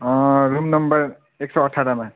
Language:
Nepali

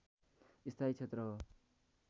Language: Nepali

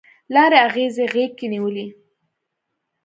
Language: Pashto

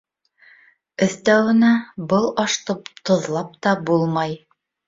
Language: Bashkir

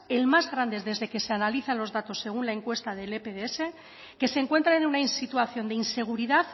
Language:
Spanish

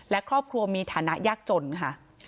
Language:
Thai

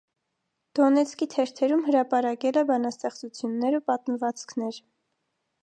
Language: Armenian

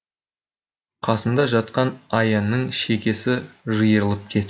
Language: Kazakh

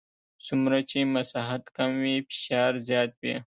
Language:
Pashto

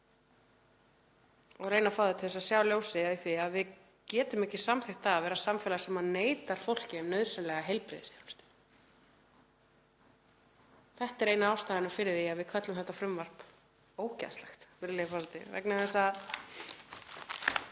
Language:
Icelandic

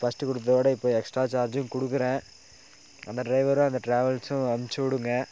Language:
Tamil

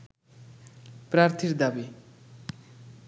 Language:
Bangla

